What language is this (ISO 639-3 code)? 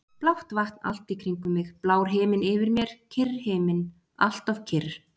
isl